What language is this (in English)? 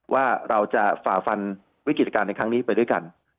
Thai